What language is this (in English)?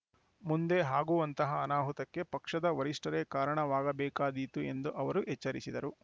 Kannada